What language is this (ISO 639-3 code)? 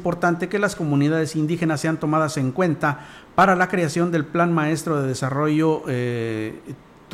spa